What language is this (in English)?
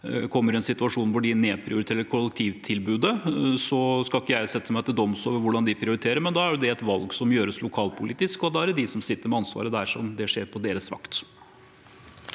Norwegian